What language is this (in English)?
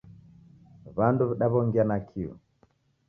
Taita